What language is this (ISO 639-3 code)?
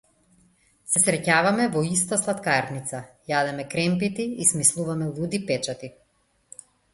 mkd